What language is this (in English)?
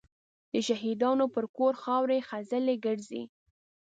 Pashto